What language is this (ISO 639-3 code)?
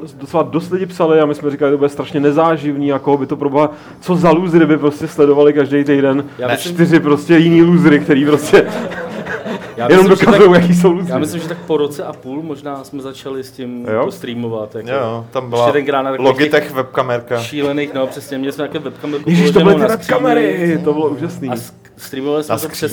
ces